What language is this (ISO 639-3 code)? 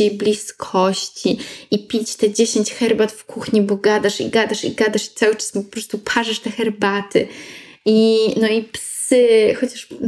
pol